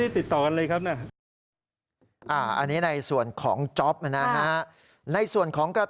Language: Thai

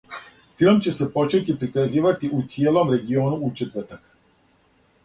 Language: Serbian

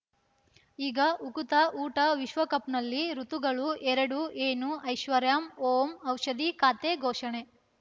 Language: Kannada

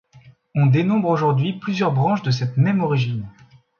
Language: French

